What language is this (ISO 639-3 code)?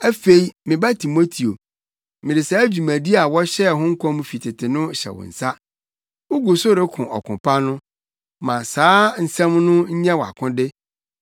aka